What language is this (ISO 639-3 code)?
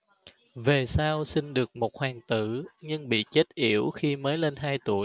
vie